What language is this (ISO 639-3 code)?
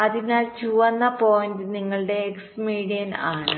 mal